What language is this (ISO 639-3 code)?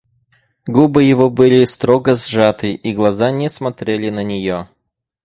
rus